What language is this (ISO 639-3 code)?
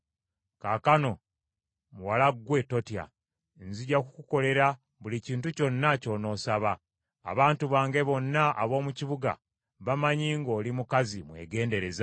lug